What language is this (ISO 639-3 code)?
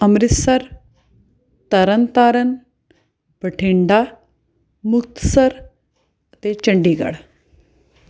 pan